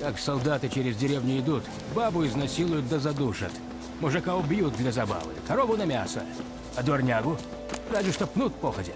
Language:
Russian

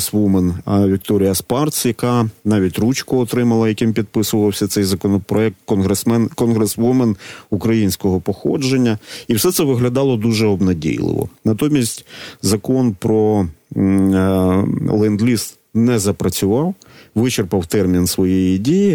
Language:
Ukrainian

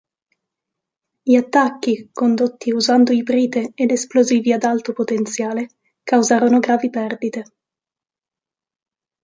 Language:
Italian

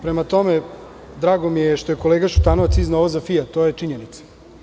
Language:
Serbian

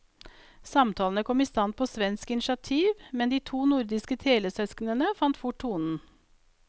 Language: Norwegian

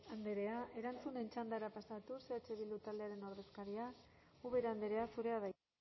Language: Basque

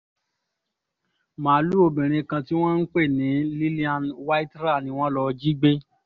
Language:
Yoruba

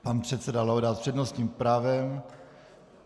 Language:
Czech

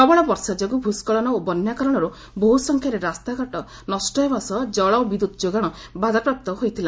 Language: Odia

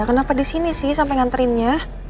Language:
Indonesian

